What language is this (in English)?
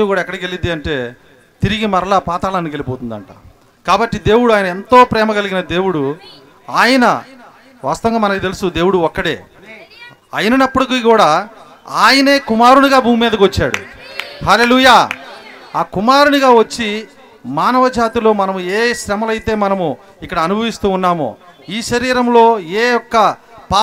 Telugu